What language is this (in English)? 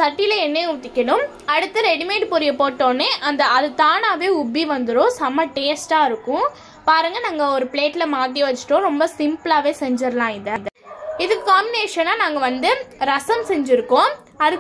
Tamil